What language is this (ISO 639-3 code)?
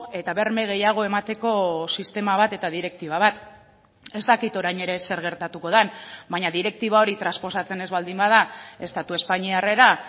eus